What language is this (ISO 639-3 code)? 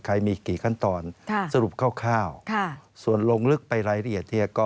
tha